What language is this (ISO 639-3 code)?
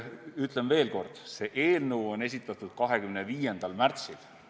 est